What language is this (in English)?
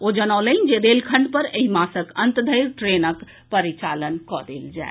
Maithili